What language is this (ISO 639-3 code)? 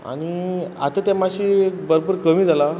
kok